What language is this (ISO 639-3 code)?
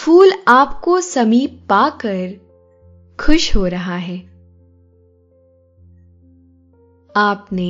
hin